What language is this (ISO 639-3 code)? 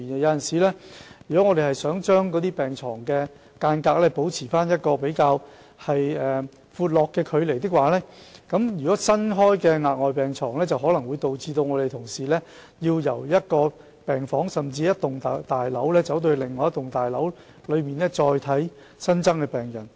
yue